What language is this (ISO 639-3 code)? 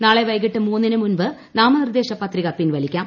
mal